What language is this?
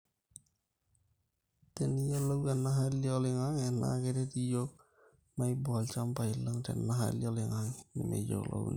Masai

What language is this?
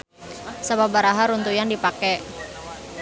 Sundanese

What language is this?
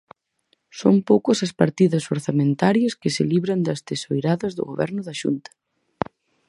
Galician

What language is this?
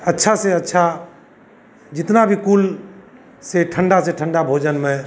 Hindi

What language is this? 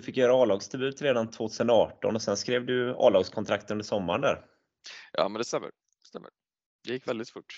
Swedish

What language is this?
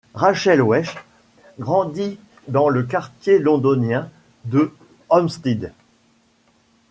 French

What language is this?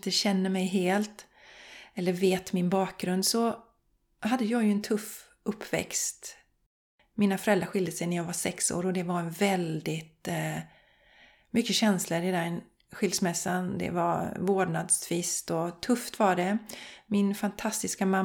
Swedish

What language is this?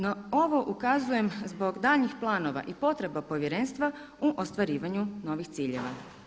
Croatian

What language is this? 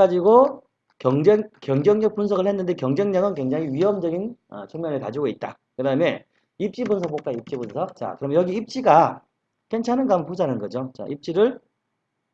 Korean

